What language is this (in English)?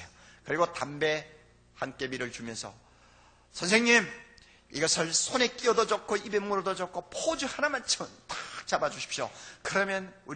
Korean